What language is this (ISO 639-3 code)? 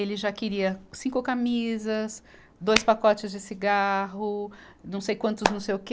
por